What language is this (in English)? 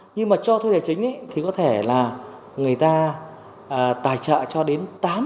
Vietnamese